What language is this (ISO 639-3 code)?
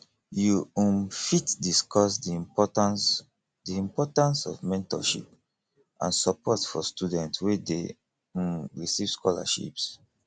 pcm